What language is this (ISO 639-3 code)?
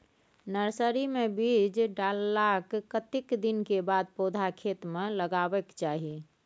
mai